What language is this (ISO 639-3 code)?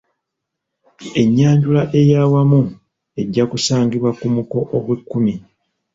lug